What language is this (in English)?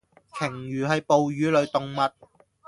Cantonese